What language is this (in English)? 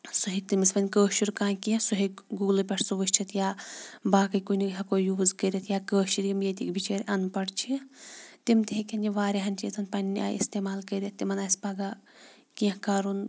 Kashmiri